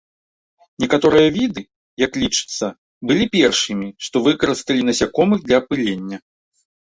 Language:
Belarusian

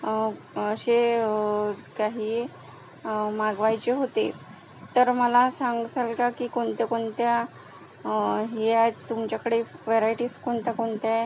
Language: Marathi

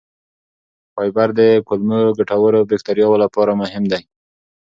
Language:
Pashto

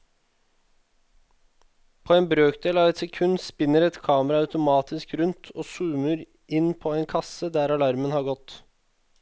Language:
Norwegian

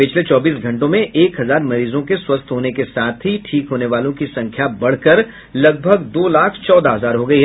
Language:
Hindi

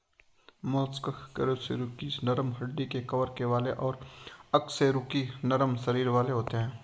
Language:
Hindi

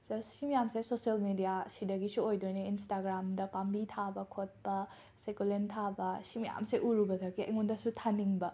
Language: Manipuri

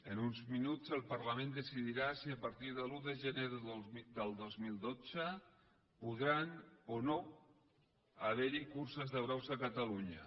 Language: Catalan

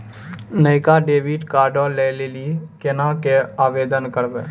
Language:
Maithili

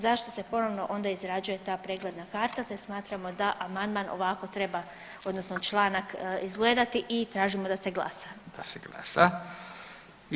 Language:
Croatian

